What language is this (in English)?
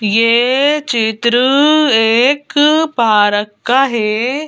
Hindi